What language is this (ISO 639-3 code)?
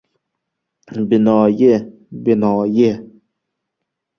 uzb